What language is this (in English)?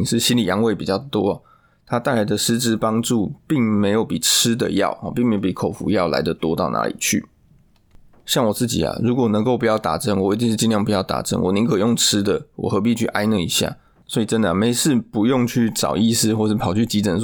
Chinese